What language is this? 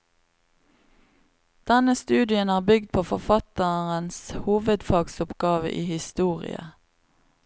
Norwegian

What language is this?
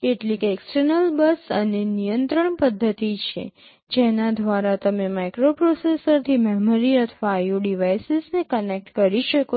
Gujarati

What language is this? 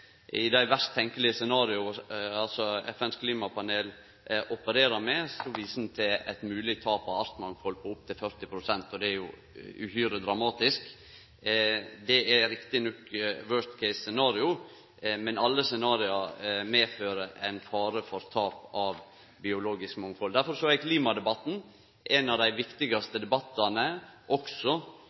Norwegian Nynorsk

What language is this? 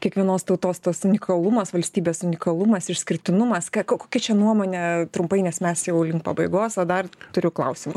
Lithuanian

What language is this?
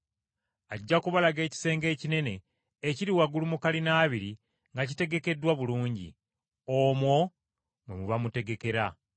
Ganda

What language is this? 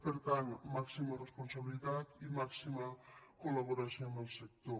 Catalan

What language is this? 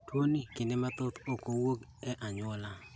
Luo (Kenya and Tanzania)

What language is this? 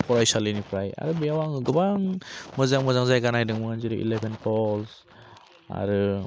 Bodo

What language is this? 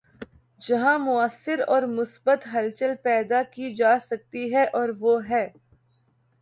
Urdu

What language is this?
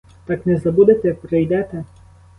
Ukrainian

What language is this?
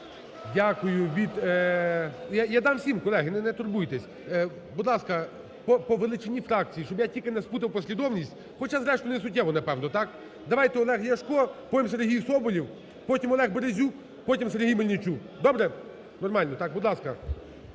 Ukrainian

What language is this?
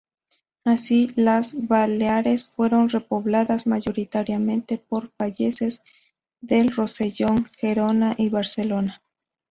Spanish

